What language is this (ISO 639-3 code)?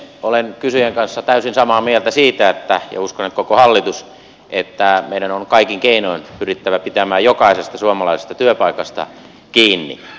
fin